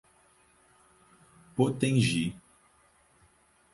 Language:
Portuguese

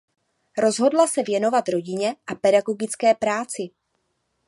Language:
Czech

